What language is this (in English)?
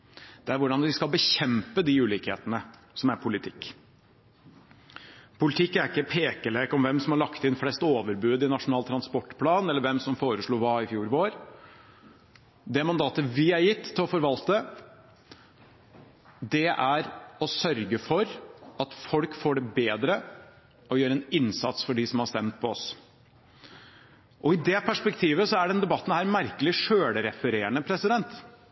Norwegian Bokmål